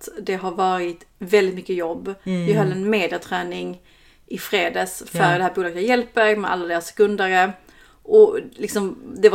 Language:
Swedish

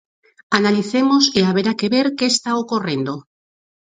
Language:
Galician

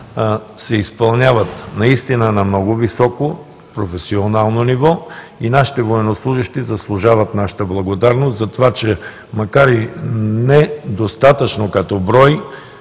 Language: Bulgarian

